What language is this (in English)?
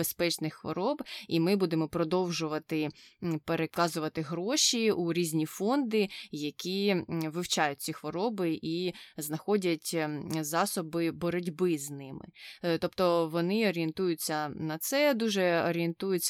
Ukrainian